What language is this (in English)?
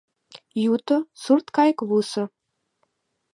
Mari